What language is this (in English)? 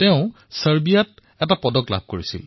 Assamese